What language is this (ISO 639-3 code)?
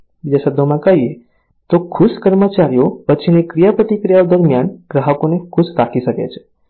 guj